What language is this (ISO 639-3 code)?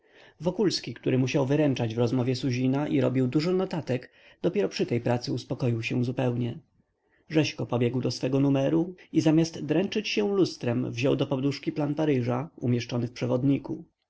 pol